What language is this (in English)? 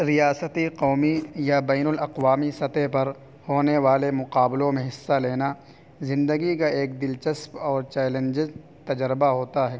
Urdu